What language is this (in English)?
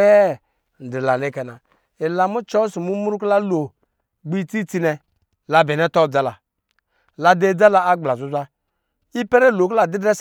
Lijili